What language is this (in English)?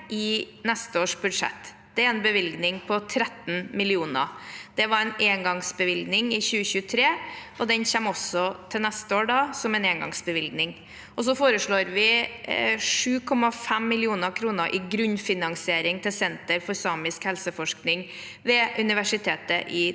Norwegian